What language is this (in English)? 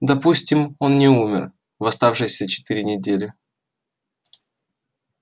Russian